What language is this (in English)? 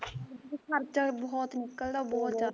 Punjabi